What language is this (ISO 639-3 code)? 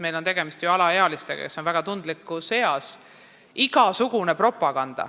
est